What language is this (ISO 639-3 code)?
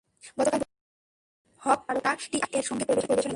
ben